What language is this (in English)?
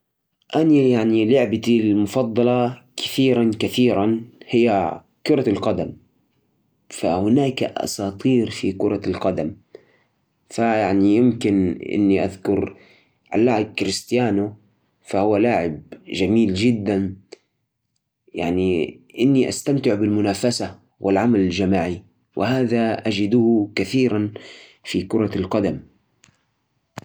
Najdi Arabic